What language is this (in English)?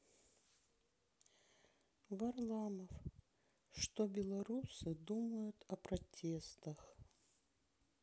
Russian